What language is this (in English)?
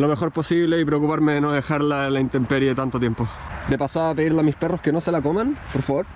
Spanish